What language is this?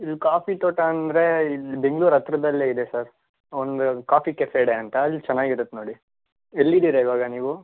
Kannada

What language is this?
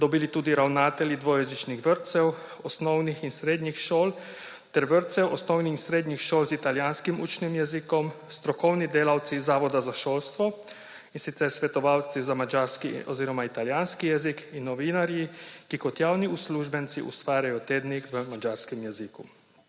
Slovenian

